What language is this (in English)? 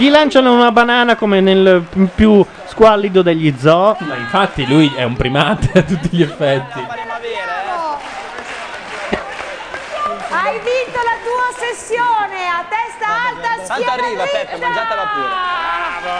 Italian